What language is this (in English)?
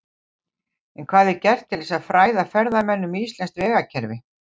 Icelandic